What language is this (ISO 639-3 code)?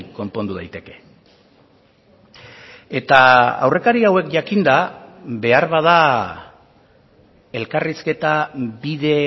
eus